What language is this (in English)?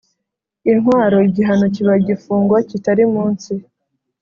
Kinyarwanda